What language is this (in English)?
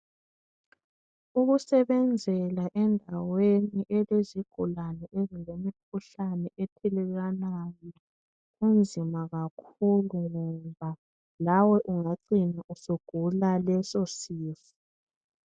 North Ndebele